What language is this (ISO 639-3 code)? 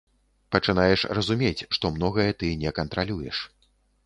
bel